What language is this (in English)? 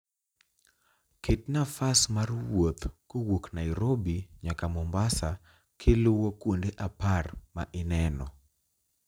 Luo (Kenya and Tanzania)